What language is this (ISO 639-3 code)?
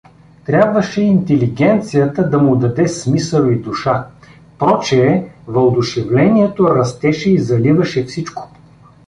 bul